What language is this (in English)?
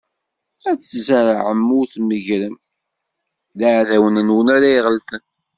Kabyle